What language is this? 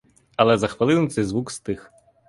Ukrainian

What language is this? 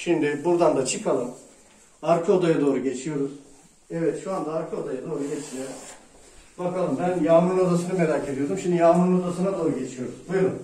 Turkish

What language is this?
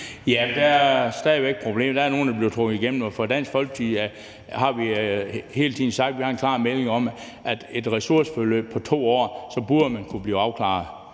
Danish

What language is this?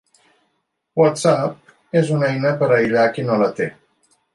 Catalan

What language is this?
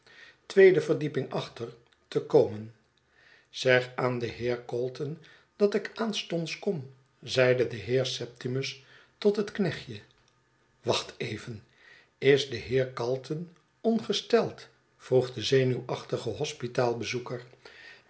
Dutch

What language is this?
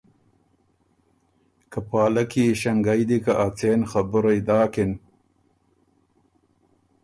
Ormuri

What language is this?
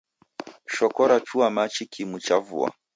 Taita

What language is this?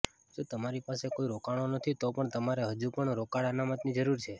Gujarati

